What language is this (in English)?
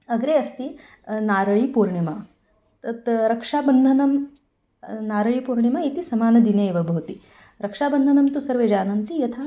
Sanskrit